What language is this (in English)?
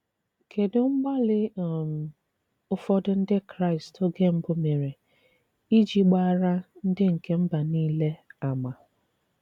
Igbo